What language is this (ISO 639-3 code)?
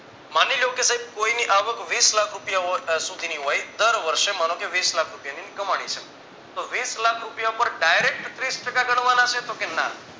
guj